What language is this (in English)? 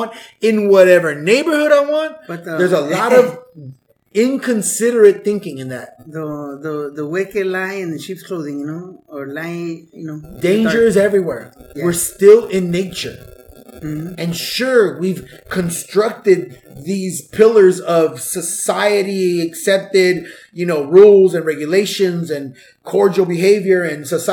English